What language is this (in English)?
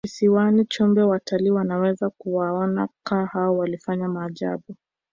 Swahili